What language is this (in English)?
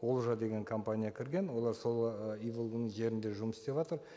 Kazakh